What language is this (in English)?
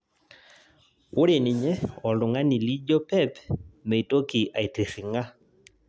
Masai